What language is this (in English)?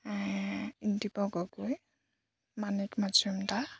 Assamese